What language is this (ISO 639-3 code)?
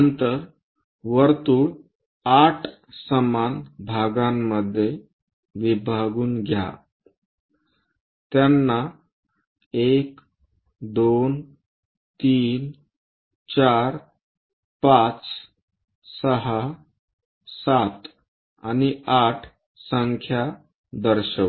mar